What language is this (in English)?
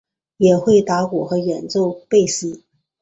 Chinese